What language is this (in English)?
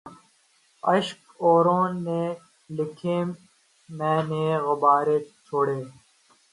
Urdu